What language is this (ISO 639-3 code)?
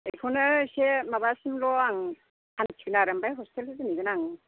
brx